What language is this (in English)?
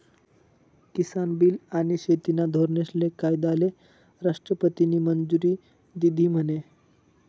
Marathi